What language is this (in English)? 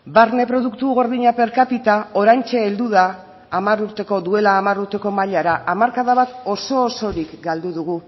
Basque